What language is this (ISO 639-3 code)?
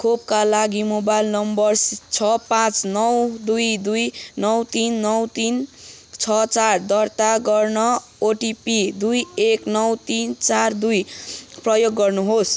nep